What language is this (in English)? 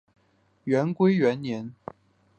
Chinese